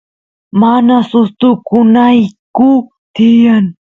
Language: Santiago del Estero Quichua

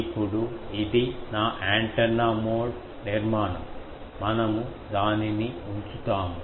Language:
Telugu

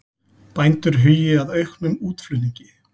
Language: Icelandic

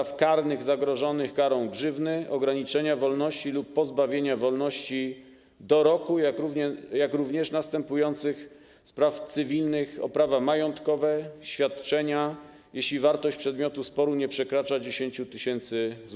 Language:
Polish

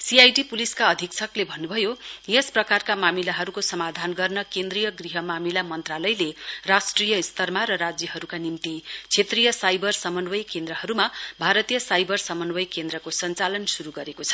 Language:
Nepali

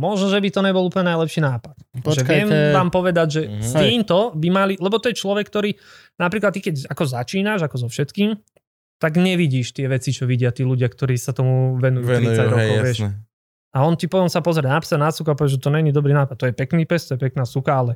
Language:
Slovak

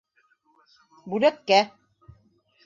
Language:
Bashkir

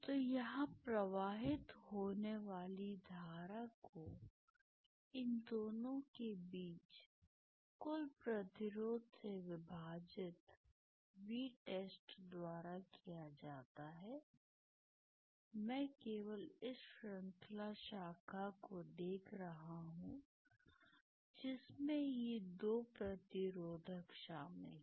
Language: Hindi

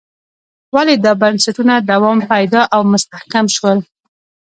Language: Pashto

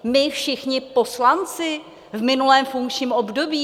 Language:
Czech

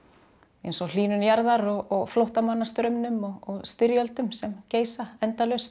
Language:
Icelandic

